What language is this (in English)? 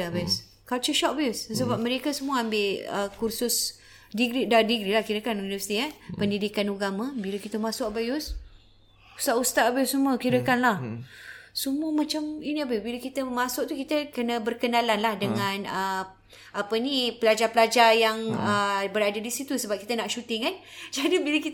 Malay